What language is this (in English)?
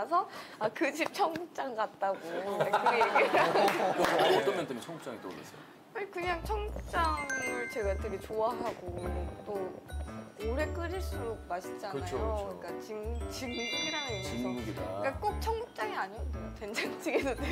Korean